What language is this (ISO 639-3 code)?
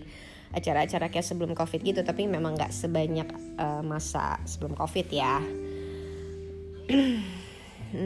ind